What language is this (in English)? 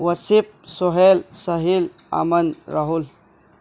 Manipuri